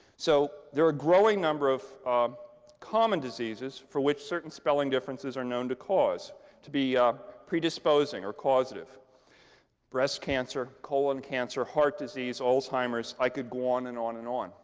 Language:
English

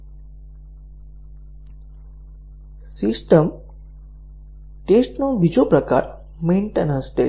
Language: Gujarati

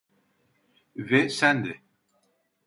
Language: Turkish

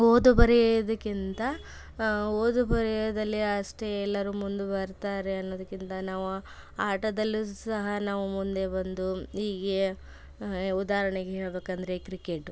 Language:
Kannada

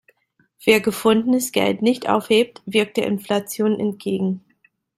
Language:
German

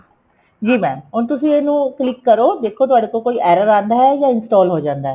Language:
Punjabi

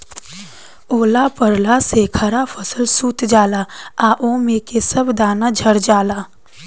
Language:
Bhojpuri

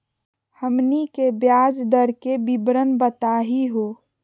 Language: Magahi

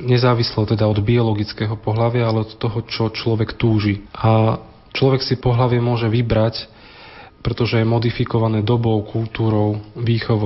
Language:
Slovak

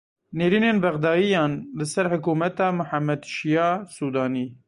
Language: Kurdish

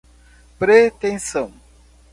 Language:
Portuguese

